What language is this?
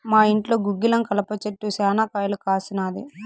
Telugu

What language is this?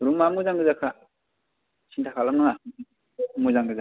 Bodo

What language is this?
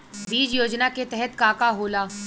Bhojpuri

